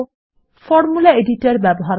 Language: Bangla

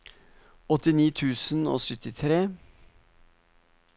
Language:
Norwegian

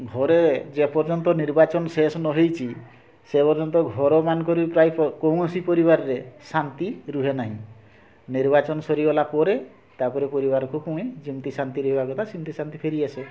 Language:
Odia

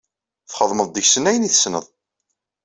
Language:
Kabyle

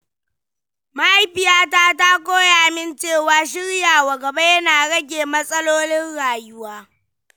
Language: Hausa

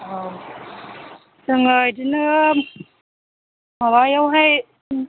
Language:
Bodo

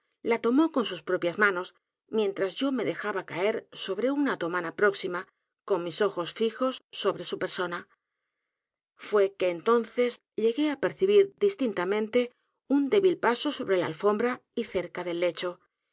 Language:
Spanish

